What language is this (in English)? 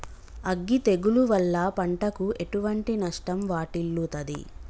Telugu